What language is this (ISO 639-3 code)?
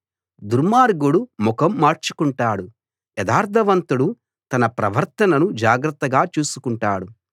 tel